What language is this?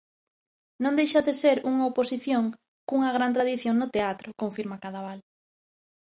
Galician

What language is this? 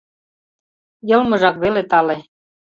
Mari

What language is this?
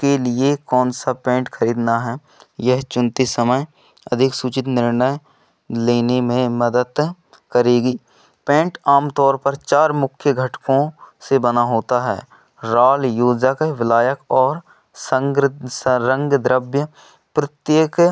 Hindi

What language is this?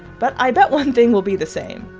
English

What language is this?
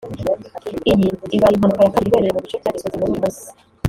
Kinyarwanda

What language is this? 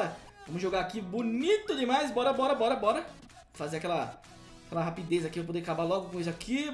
Portuguese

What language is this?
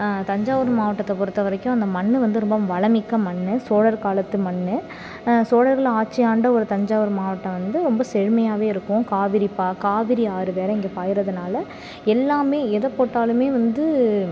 Tamil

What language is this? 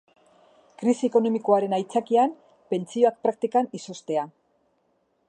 Basque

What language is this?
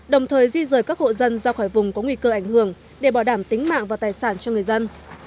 Vietnamese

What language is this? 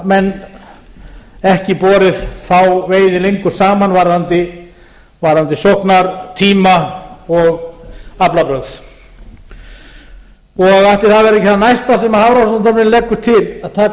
Icelandic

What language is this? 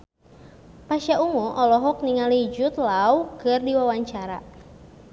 Sundanese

